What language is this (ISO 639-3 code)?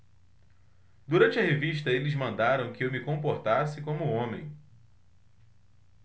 por